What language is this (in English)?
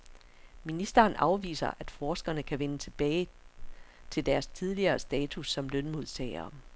Danish